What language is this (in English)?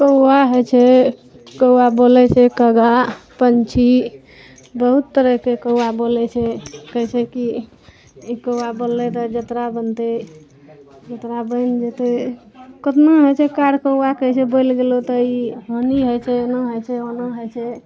Maithili